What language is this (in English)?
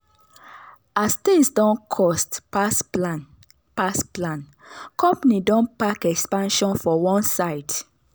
Nigerian Pidgin